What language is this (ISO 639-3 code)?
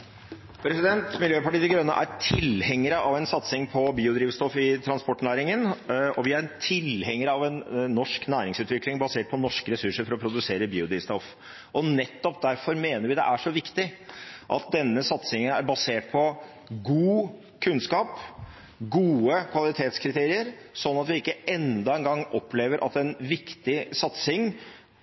nor